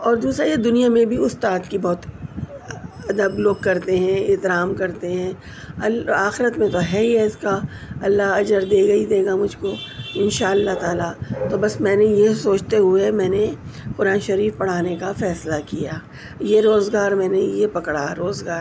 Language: Urdu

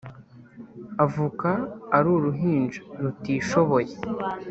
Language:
Kinyarwanda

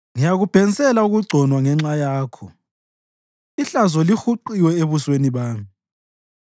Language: North Ndebele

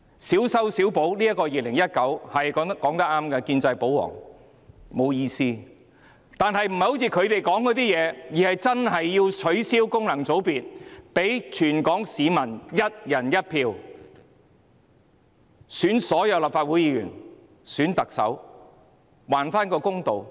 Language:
Cantonese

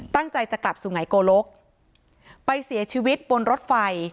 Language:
Thai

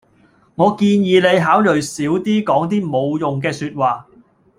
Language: Cantonese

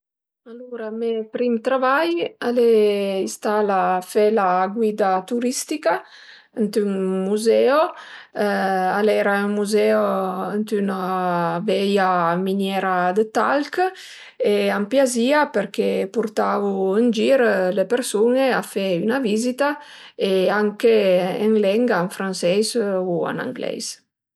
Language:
Piedmontese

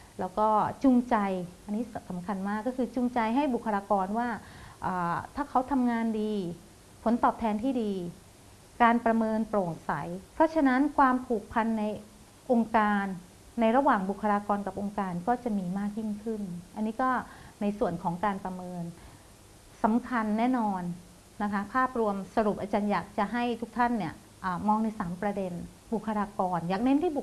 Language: Thai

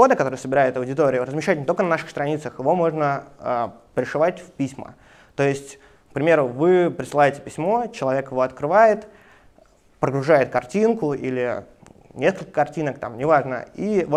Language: Russian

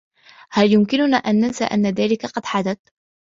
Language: Arabic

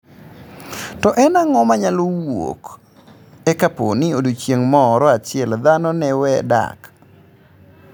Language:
Luo (Kenya and Tanzania)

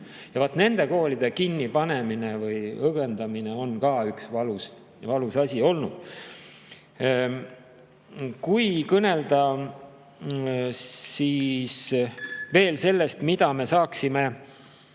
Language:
Estonian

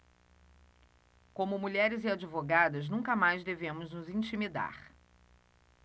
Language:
Portuguese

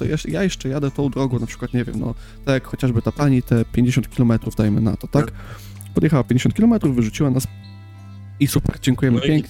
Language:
Polish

